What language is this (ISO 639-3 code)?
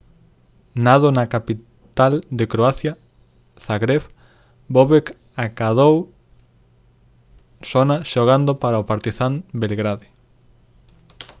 glg